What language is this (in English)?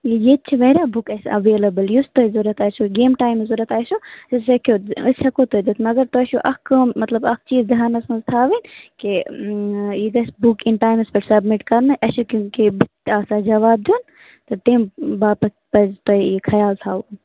Kashmiri